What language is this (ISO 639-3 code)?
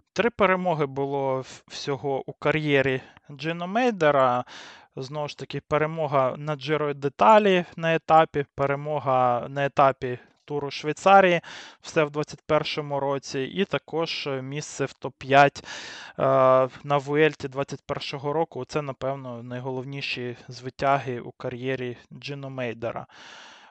ukr